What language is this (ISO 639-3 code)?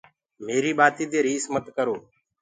ggg